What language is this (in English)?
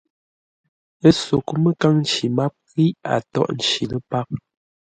Ngombale